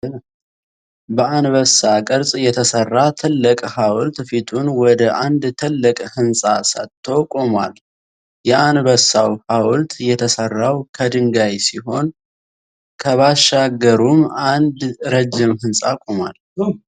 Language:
Amharic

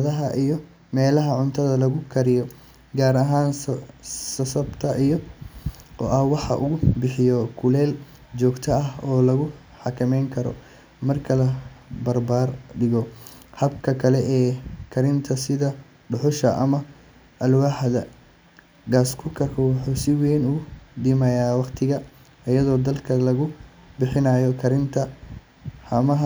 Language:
Somali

